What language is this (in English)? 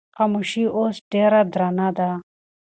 Pashto